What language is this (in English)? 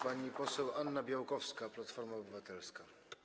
Polish